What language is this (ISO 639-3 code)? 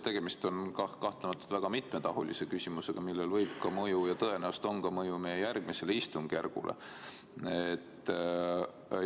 est